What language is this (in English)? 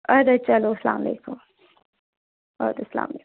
Kashmiri